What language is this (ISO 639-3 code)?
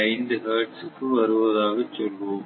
tam